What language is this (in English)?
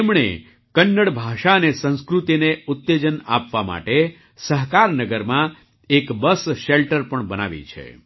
Gujarati